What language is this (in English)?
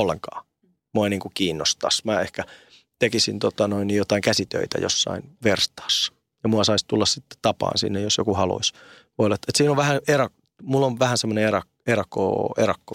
Finnish